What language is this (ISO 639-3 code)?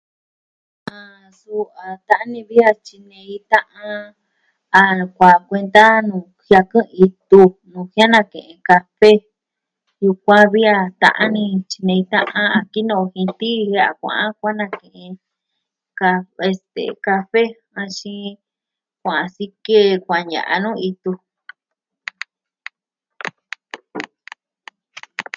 meh